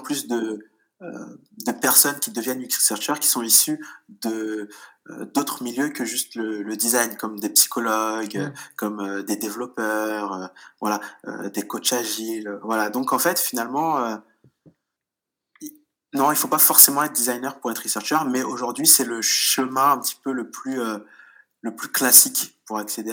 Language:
French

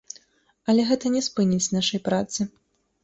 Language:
Belarusian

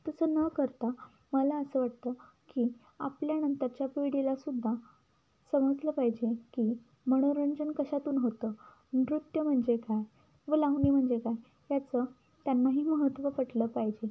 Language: Marathi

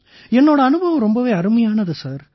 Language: Tamil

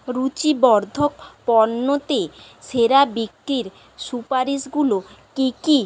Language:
Bangla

